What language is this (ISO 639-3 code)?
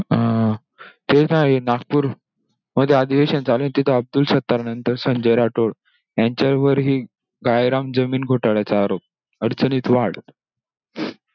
mar